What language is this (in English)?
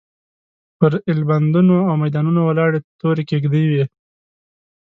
Pashto